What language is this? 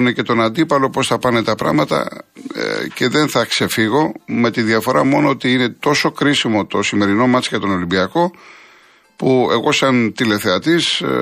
Greek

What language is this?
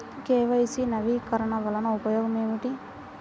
Telugu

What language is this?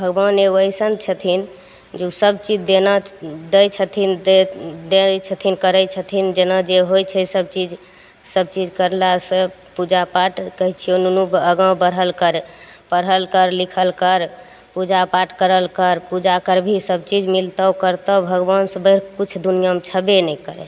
Maithili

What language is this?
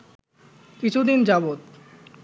Bangla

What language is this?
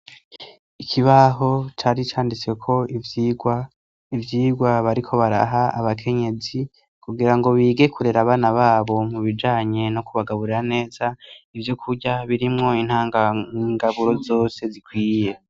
Rundi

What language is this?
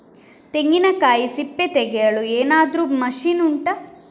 Kannada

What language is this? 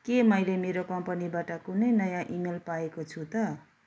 Nepali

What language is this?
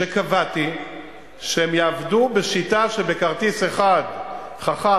Hebrew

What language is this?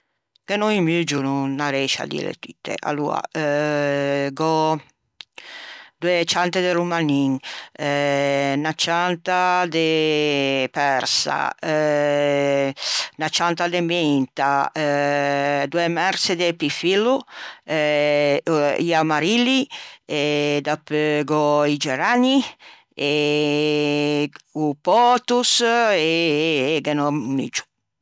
Ligurian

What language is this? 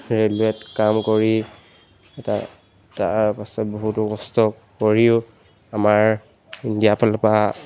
Assamese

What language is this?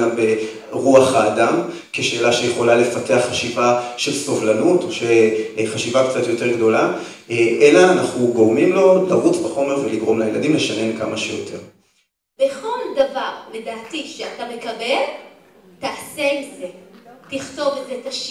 Hebrew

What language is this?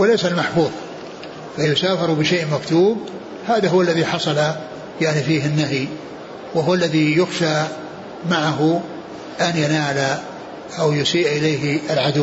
Arabic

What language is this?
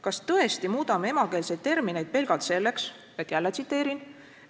Estonian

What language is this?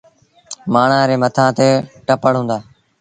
Sindhi Bhil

